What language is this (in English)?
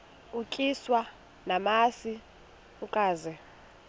Xhosa